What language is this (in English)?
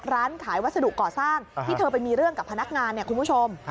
Thai